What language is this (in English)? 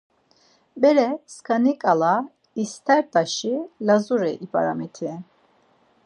Laz